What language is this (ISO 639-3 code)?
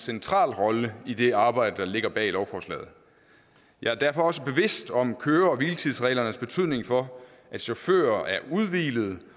dan